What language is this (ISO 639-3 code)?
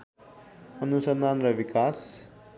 nep